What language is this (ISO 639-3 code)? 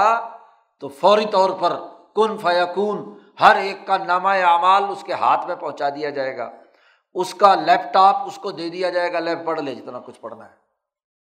urd